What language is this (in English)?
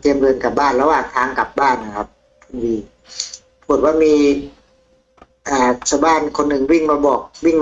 Thai